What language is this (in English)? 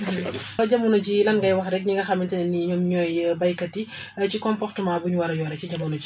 Wolof